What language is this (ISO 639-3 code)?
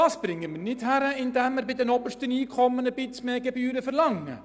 gsw